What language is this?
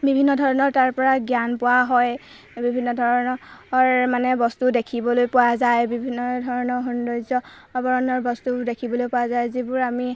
Assamese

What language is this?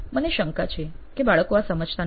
Gujarati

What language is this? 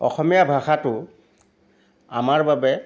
Assamese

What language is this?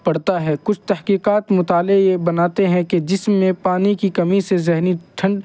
Urdu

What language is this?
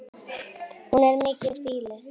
Icelandic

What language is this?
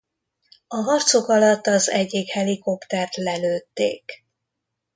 Hungarian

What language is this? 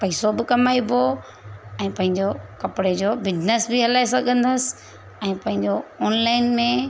Sindhi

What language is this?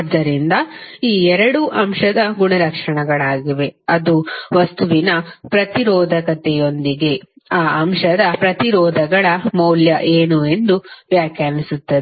Kannada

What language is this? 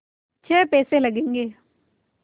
Hindi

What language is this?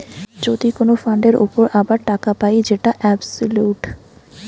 Bangla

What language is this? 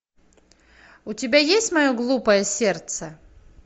Russian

